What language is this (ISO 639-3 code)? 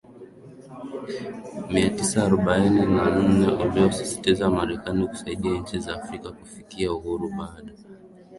swa